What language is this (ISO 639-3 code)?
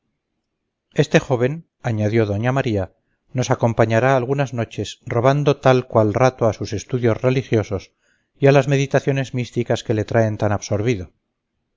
spa